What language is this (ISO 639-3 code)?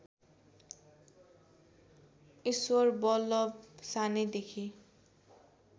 nep